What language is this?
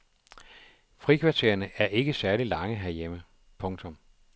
Danish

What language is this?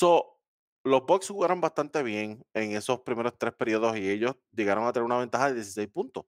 Spanish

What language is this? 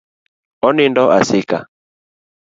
Luo (Kenya and Tanzania)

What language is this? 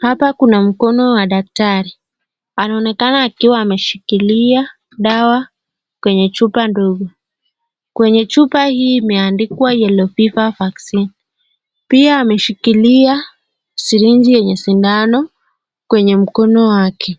Swahili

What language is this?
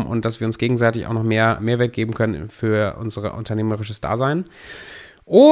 German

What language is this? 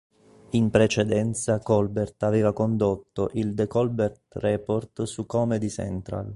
Italian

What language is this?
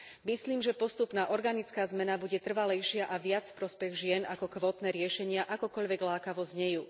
Slovak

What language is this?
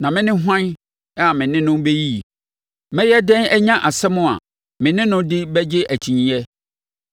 Akan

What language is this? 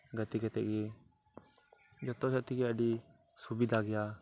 Santali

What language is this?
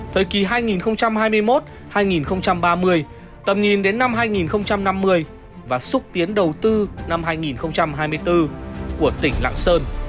Vietnamese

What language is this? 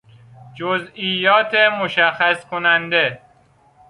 Persian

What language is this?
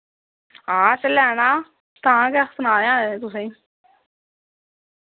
Dogri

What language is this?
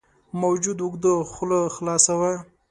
Pashto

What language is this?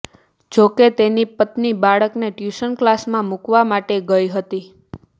Gujarati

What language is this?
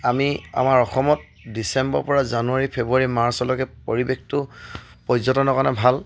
Assamese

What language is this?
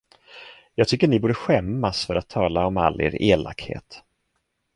Swedish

